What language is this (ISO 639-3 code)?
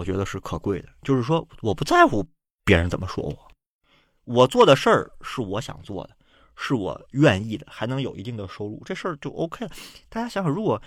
zho